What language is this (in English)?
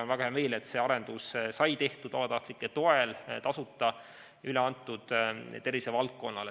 Estonian